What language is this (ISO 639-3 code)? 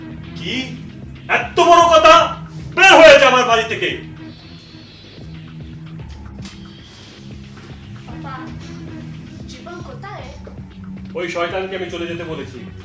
ben